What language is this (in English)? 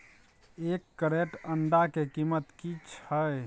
Maithili